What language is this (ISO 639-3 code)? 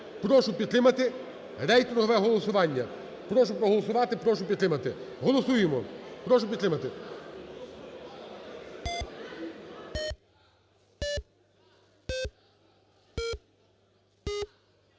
ukr